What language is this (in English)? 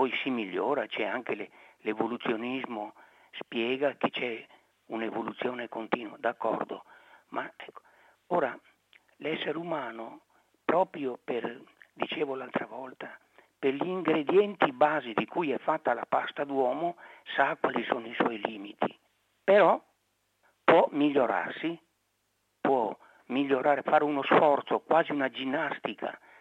Italian